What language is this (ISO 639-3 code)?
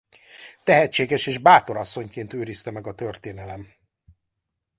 hun